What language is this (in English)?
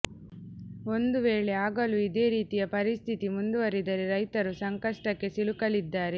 Kannada